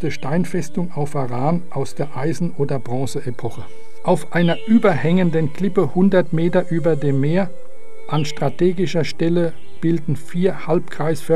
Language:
German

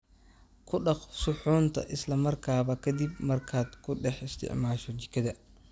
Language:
Somali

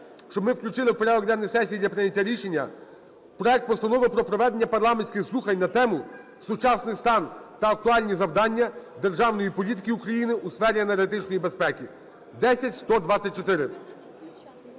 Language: Ukrainian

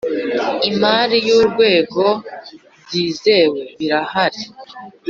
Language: Kinyarwanda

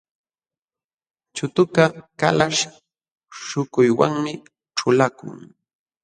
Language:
Jauja Wanca Quechua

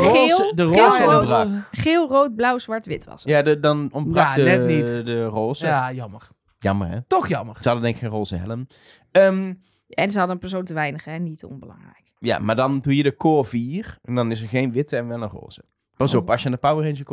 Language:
Dutch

